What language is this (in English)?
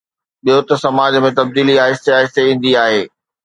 Sindhi